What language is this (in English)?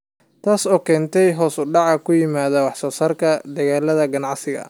Somali